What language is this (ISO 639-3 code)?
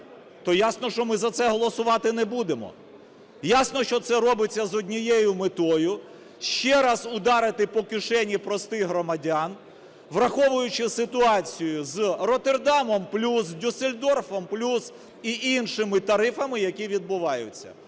ukr